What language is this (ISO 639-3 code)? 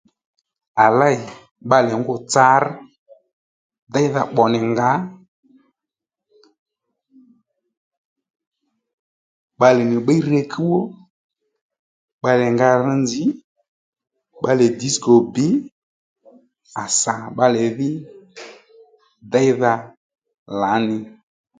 led